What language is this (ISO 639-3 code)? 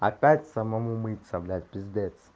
rus